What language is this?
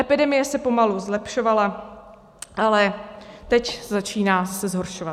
Czech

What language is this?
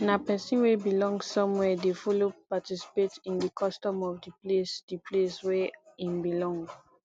Nigerian Pidgin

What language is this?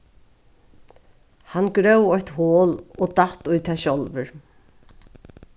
Faroese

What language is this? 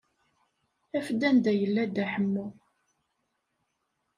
Kabyle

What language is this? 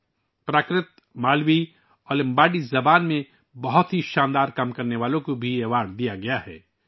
Urdu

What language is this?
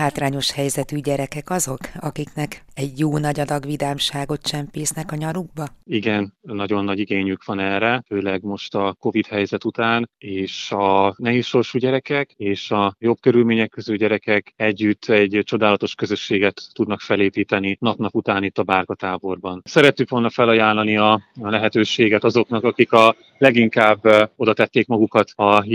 Hungarian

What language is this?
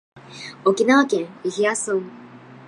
Japanese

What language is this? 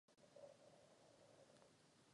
Czech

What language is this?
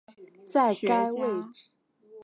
Chinese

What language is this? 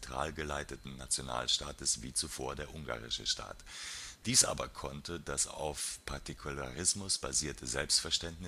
German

